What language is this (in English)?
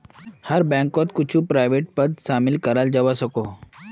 Magahi